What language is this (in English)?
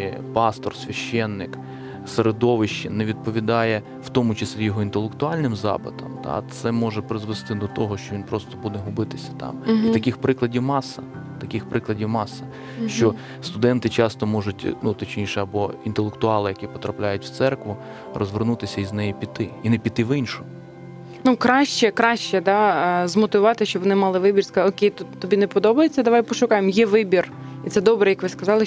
Ukrainian